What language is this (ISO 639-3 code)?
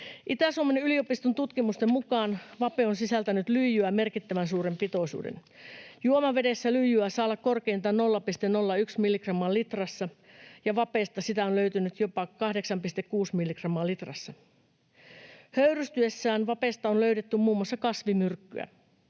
fin